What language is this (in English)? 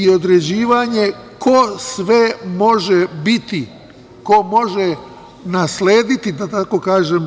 Serbian